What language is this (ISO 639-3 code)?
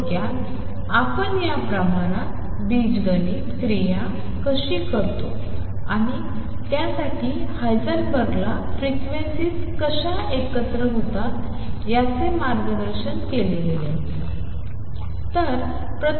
mar